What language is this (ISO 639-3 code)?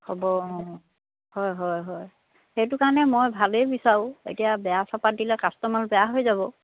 asm